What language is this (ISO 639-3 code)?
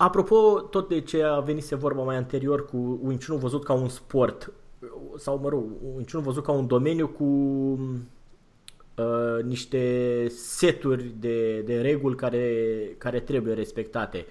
ron